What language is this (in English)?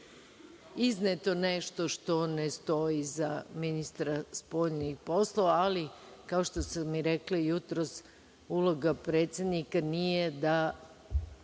Serbian